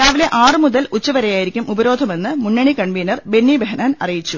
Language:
Malayalam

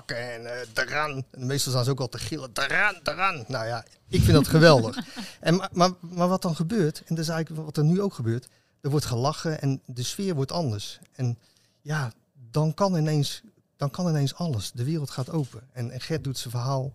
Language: Dutch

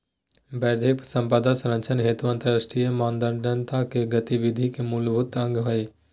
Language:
Magahi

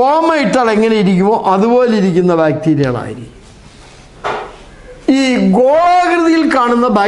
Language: Turkish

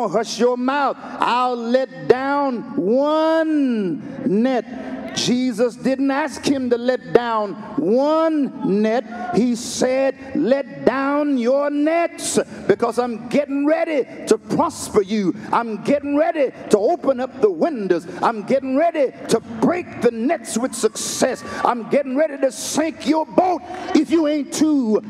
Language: English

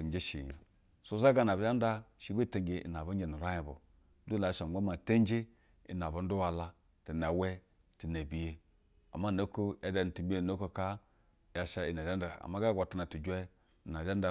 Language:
Basa (Nigeria)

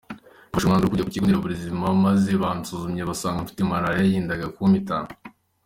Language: Kinyarwanda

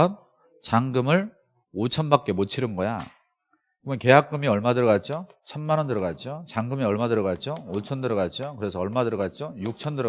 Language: Korean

